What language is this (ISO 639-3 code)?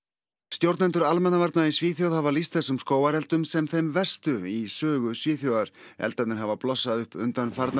isl